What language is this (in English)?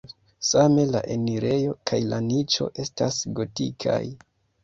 Esperanto